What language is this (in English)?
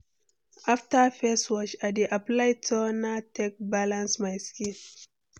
Nigerian Pidgin